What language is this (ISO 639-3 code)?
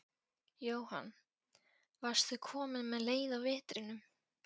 isl